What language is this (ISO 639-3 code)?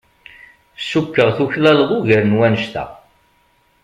kab